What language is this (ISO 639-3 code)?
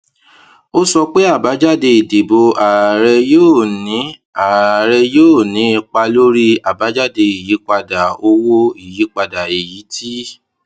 yor